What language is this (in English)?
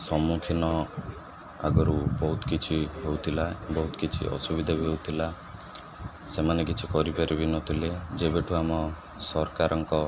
Odia